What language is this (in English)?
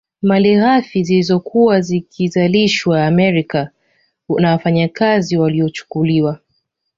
Swahili